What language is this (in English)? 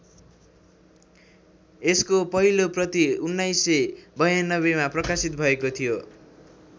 Nepali